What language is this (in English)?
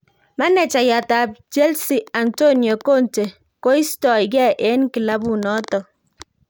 Kalenjin